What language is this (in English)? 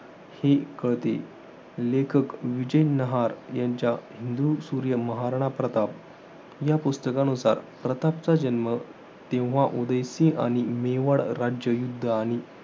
Marathi